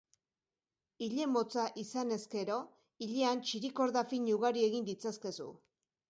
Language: Basque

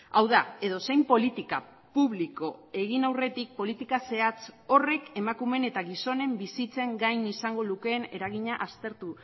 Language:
Basque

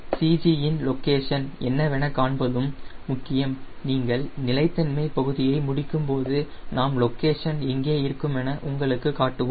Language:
Tamil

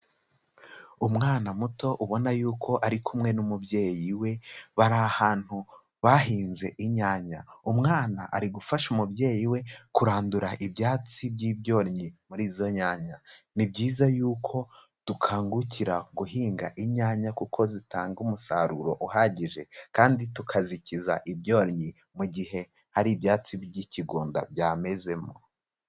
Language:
Kinyarwanda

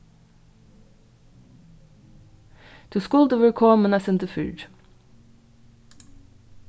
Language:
Faroese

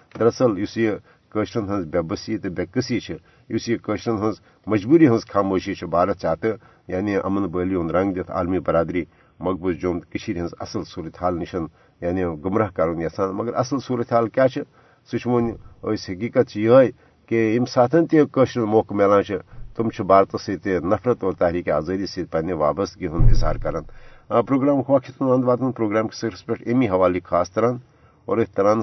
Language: Urdu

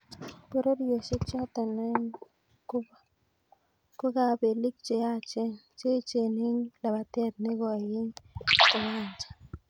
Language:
Kalenjin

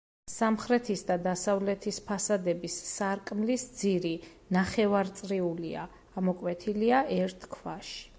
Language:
Georgian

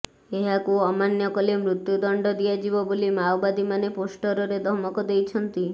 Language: Odia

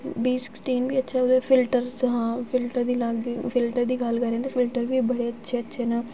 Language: Dogri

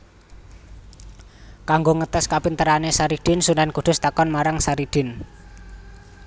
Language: Javanese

